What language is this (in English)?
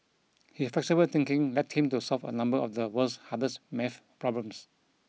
English